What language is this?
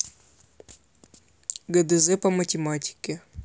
Russian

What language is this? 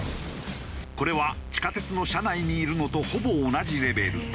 Japanese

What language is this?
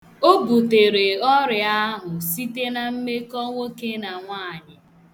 Igbo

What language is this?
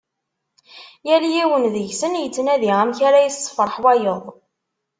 Kabyle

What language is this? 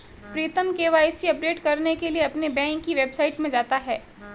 Hindi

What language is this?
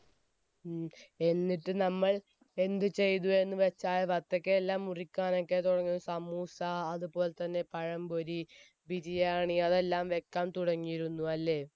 Malayalam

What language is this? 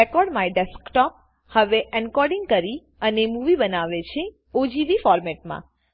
Gujarati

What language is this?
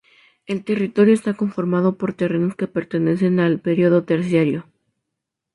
Spanish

